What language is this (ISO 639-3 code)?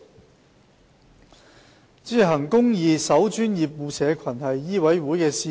yue